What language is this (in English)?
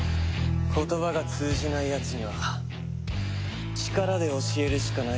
Japanese